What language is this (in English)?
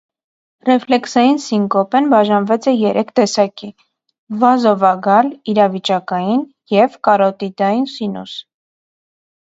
Armenian